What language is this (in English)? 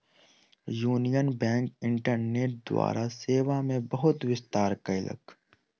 Maithili